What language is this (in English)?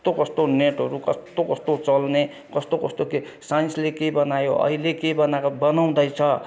Nepali